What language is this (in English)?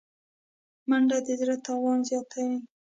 Pashto